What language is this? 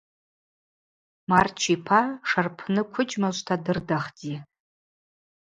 Abaza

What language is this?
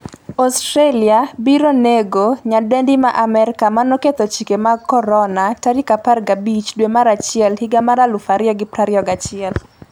Luo (Kenya and Tanzania)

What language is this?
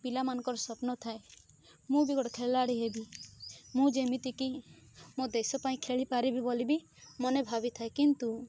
Odia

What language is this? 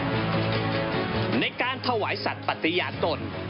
Thai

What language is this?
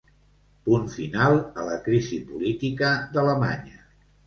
Catalan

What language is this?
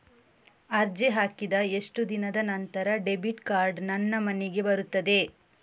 Kannada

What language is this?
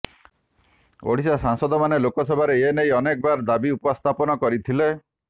Odia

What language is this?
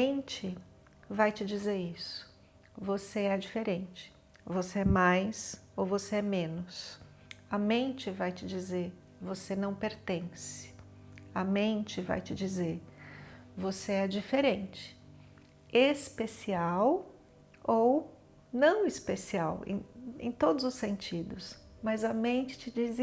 Portuguese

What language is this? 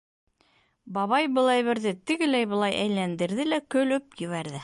Bashkir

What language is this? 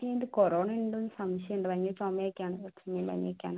Malayalam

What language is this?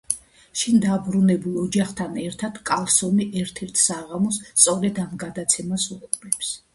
Georgian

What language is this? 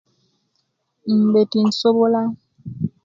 Kenyi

